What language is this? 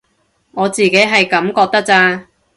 Cantonese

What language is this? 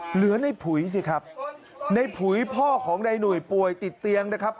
Thai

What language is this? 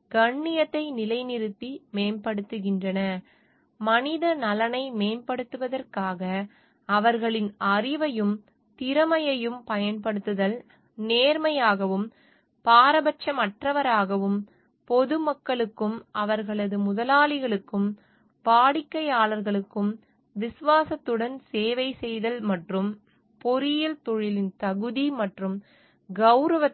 Tamil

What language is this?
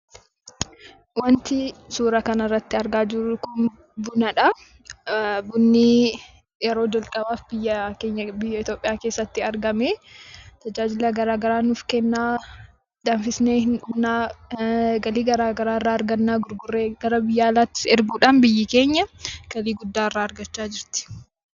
Oromo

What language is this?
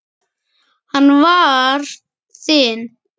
Icelandic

